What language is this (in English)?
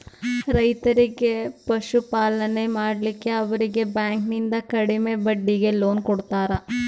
Kannada